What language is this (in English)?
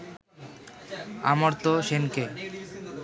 Bangla